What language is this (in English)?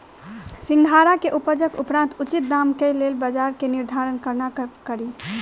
Maithili